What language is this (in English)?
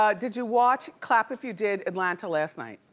English